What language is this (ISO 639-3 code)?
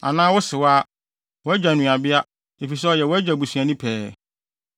aka